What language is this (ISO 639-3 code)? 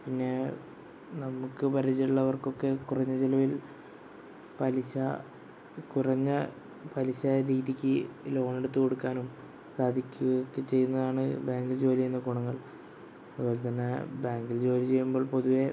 mal